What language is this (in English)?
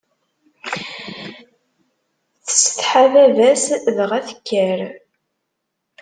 Kabyle